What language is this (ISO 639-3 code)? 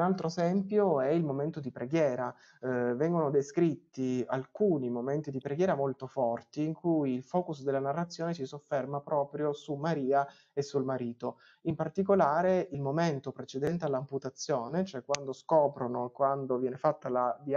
ita